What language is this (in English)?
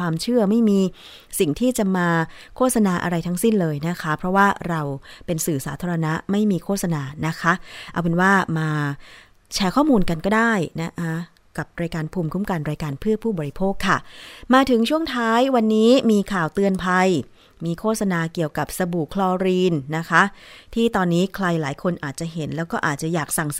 Thai